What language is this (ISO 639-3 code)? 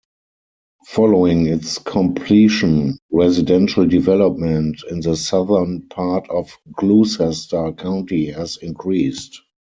eng